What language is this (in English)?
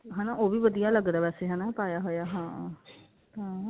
Punjabi